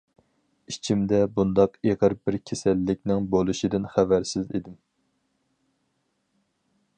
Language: Uyghur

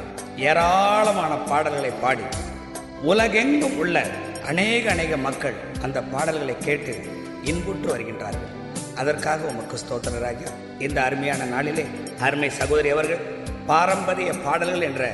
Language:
Tamil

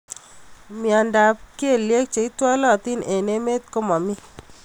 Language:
Kalenjin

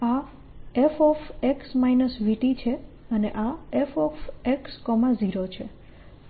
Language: Gujarati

